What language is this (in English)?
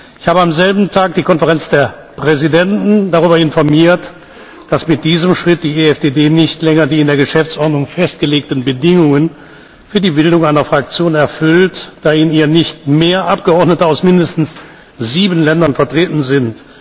German